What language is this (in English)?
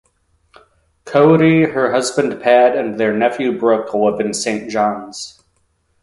English